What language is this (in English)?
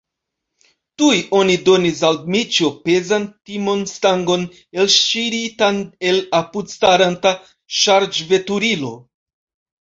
Esperanto